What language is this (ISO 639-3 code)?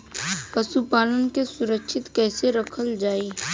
bho